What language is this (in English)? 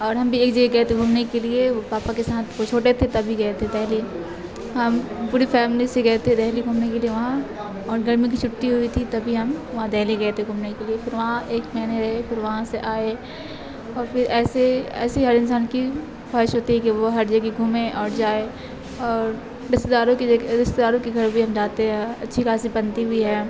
Urdu